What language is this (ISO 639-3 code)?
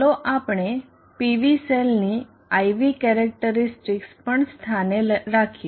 guj